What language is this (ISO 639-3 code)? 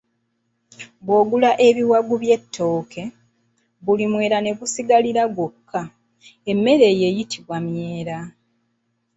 lug